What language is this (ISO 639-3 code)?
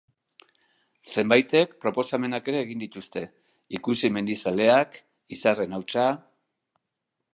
eus